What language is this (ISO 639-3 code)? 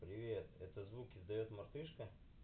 rus